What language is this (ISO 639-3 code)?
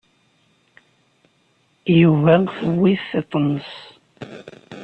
kab